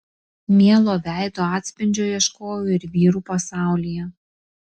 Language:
Lithuanian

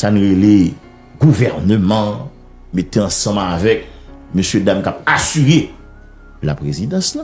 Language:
French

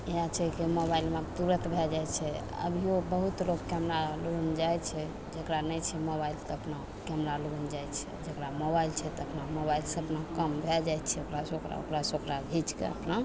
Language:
Maithili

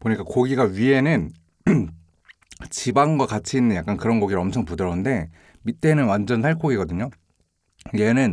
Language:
Korean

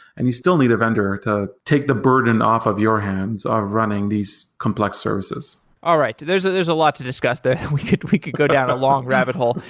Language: English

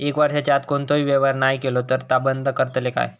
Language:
Marathi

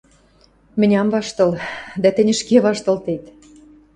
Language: Western Mari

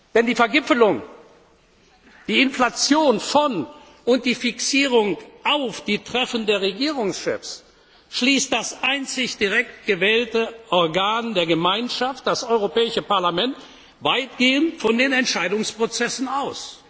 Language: German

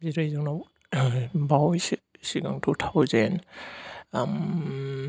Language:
Bodo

